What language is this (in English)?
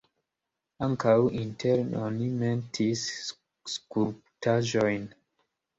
Esperanto